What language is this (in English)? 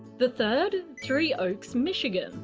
English